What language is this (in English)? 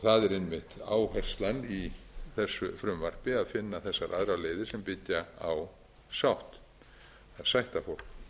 Icelandic